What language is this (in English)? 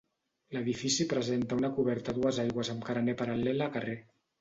Catalan